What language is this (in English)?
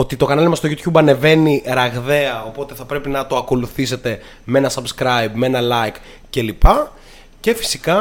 Greek